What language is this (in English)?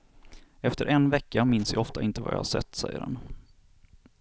Swedish